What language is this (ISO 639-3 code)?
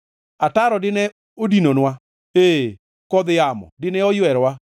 luo